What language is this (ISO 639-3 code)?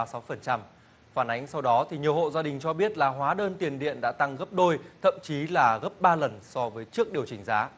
vie